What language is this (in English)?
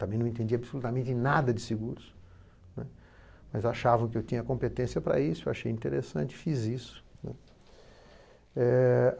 Portuguese